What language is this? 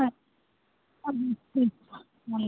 Kashmiri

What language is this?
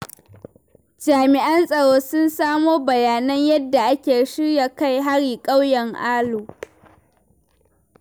Hausa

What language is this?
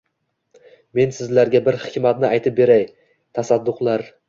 Uzbek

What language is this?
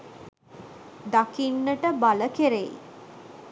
Sinhala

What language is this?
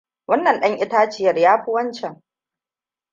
Hausa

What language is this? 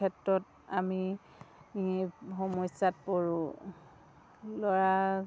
Assamese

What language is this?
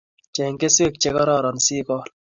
Kalenjin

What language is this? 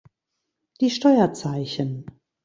German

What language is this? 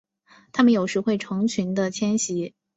Chinese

